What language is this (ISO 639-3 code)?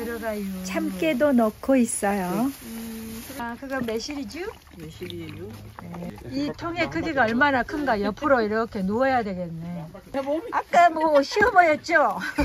kor